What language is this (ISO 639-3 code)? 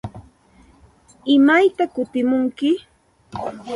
qxt